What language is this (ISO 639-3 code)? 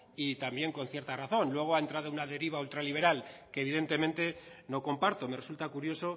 spa